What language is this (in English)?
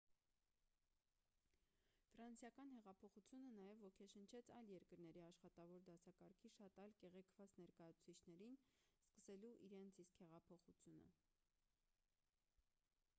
Armenian